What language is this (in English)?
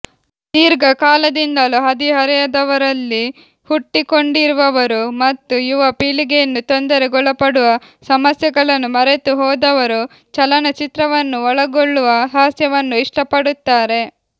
Kannada